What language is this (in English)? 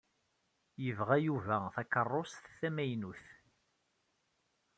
Kabyle